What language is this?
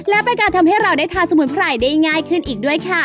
Thai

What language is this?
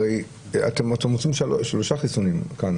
Hebrew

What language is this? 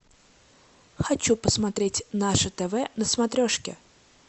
Russian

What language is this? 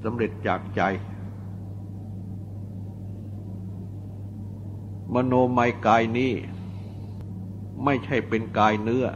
Thai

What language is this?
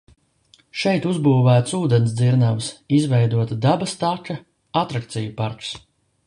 Latvian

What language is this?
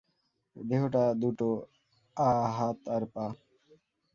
Bangla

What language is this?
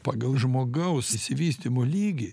Lithuanian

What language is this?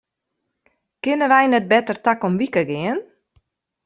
Western Frisian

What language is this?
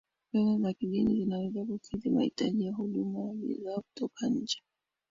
Swahili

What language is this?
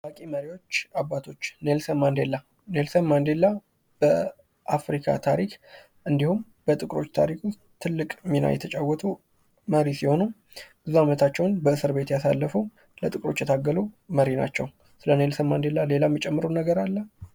Amharic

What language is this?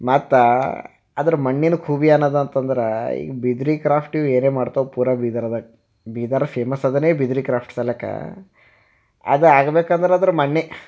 Kannada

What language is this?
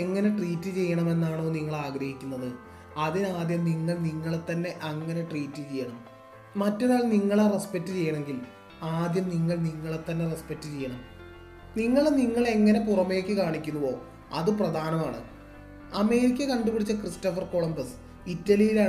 Malayalam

